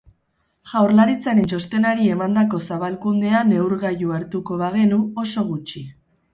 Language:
Basque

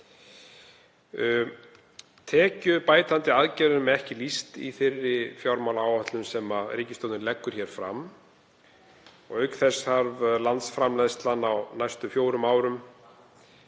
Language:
Icelandic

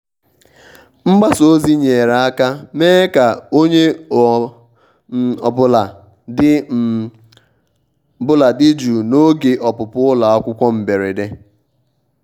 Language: Igbo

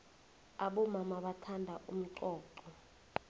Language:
South Ndebele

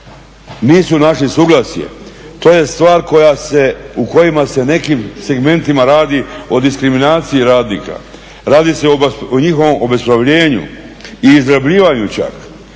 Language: Croatian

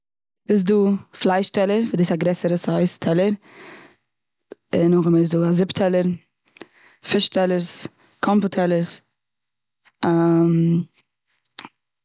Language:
Yiddish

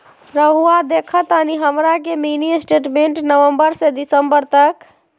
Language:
Magahi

